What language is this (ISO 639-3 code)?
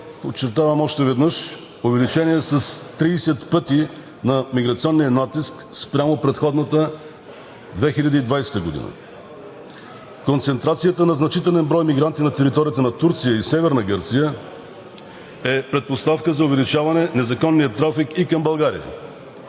bul